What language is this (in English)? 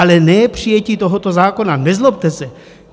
Czech